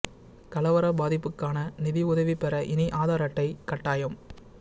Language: Tamil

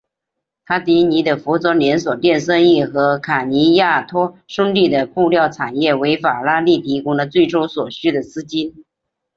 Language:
Chinese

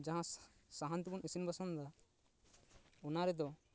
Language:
Santali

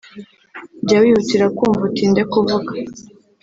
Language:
Kinyarwanda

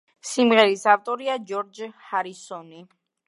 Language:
Georgian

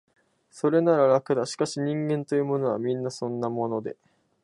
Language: Japanese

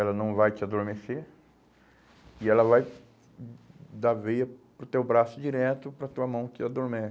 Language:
Portuguese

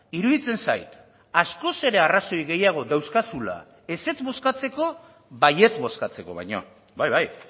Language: Basque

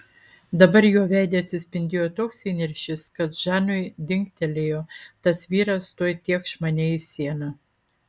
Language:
Lithuanian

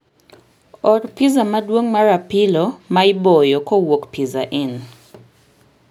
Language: Luo (Kenya and Tanzania)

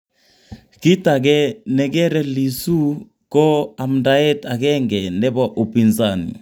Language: Kalenjin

